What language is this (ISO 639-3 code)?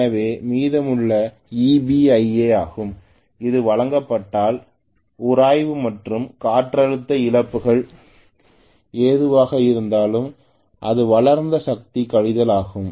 tam